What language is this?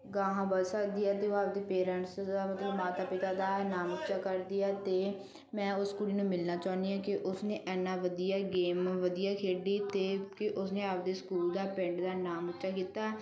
Punjabi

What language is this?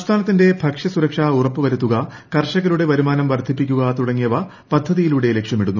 Malayalam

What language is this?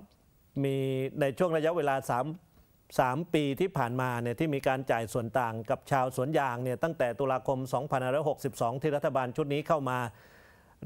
Thai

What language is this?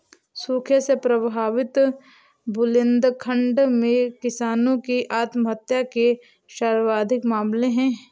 Hindi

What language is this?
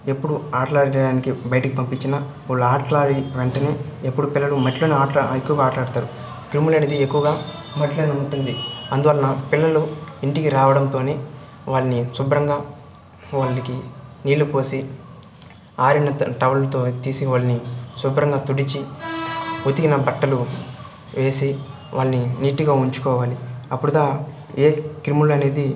Telugu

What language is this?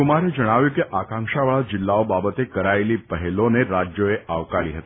Gujarati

